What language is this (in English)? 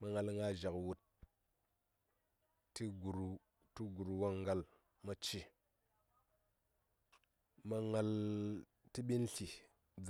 Saya